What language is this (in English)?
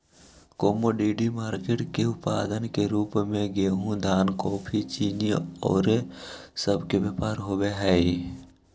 Magahi